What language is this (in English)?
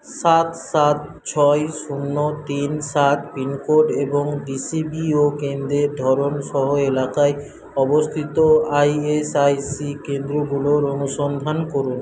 Bangla